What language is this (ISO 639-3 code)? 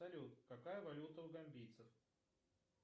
rus